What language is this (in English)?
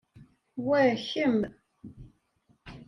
Kabyle